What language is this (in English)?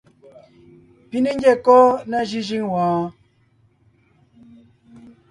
Ngiemboon